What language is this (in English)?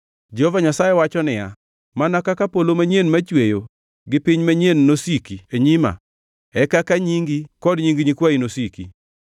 Luo (Kenya and Tanzania)